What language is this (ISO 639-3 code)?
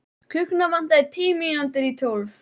isl